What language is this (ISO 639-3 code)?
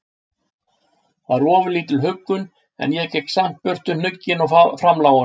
isl